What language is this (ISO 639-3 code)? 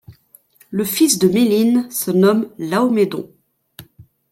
fra